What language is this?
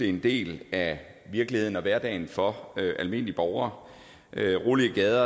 Danish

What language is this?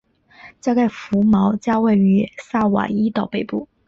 Chinese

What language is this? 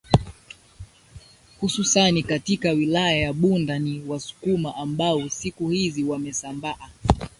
Swahili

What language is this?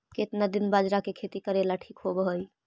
Magahi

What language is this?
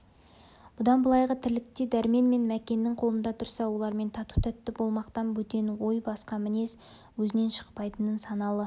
Kazakh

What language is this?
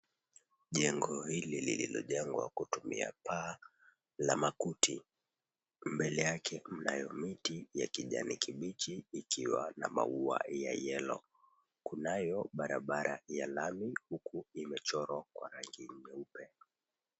Swahili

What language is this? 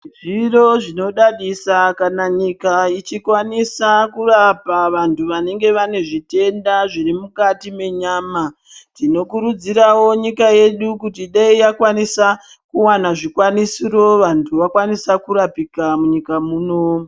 Ndau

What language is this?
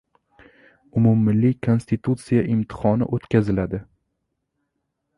Uzbek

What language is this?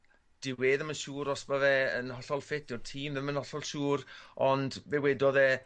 Welsh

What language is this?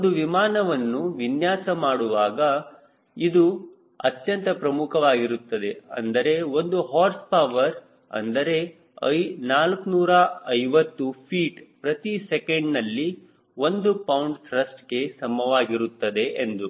Kannada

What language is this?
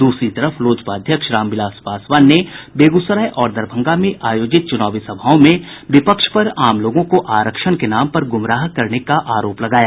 Hindi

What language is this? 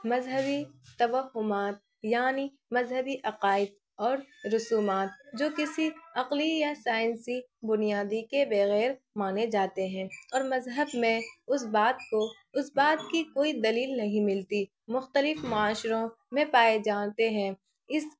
Urdu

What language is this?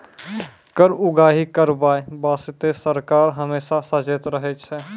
Maithili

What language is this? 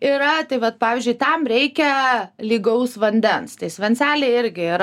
Lithuanian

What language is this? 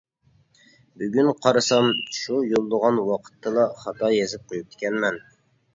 Uyghur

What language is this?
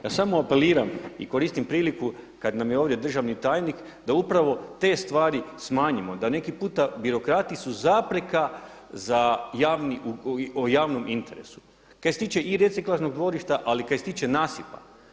Croatian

